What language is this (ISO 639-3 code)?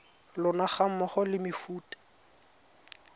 tsn